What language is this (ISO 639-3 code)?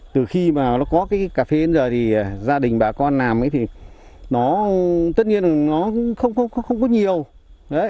vie